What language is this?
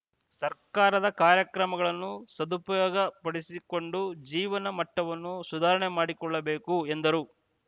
Kannada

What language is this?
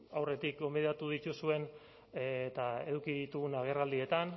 Basque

